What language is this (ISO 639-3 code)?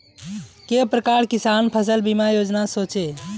mag